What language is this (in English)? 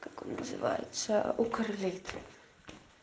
Russian